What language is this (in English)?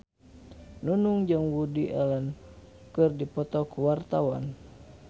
Sundanese